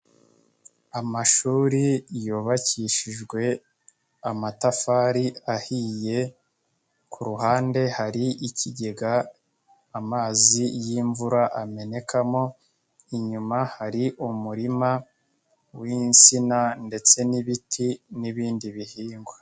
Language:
Kinyarwanda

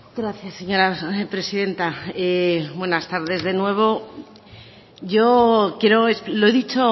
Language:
Spanish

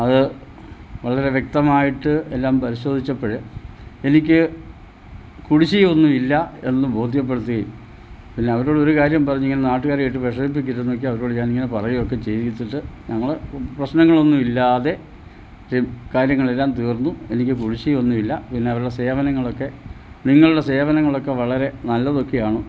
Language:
Malayalam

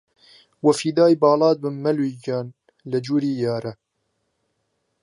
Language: Central Kurdish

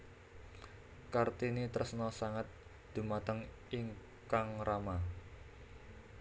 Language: Javanese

